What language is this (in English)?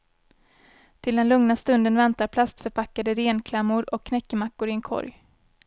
Swedish